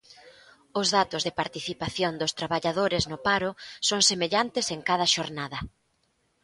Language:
Galician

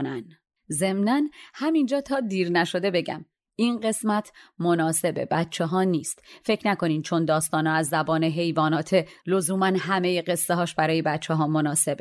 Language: Persian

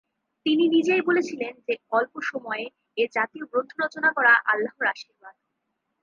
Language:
Bangla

